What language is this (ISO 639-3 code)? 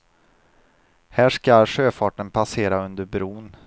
swe